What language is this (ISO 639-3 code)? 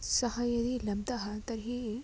san